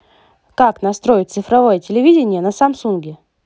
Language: Russian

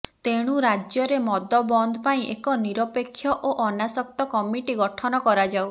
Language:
Odia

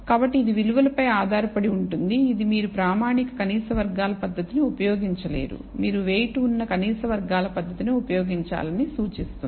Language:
Telugu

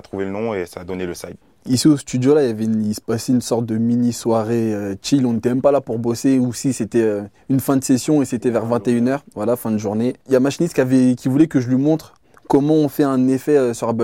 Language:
French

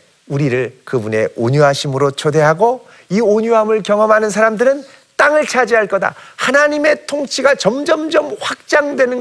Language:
Korean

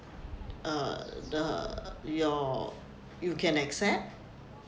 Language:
English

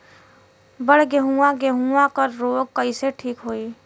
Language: Bhojpuri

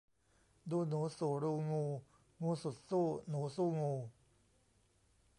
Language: Thai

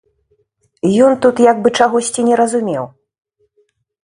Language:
Belarusian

